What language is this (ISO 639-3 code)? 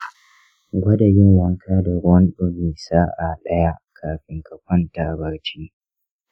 hau